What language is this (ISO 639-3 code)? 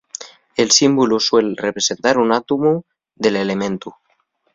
ast